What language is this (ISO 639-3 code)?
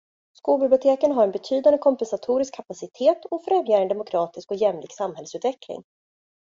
swe